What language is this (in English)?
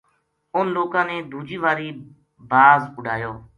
Gujari